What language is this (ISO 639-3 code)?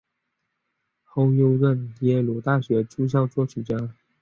zho